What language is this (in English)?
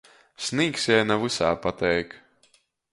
Latgalian